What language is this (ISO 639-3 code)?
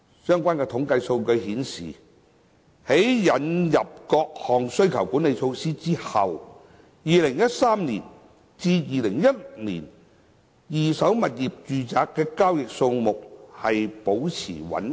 yue